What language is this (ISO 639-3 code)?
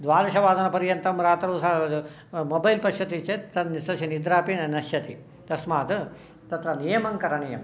san